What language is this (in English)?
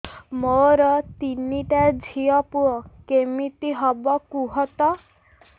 Odia